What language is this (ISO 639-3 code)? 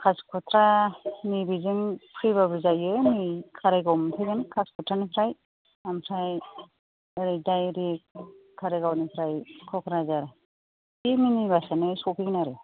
brx